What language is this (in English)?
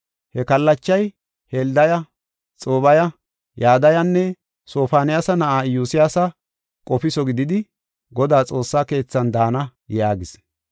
Gofa